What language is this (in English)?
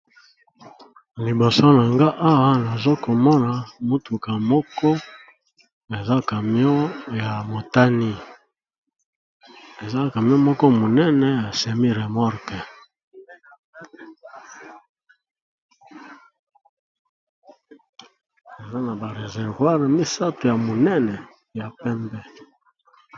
Lingala